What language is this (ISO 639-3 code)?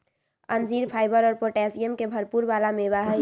mag